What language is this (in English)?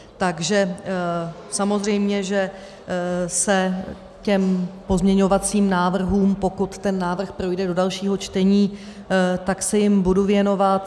Czech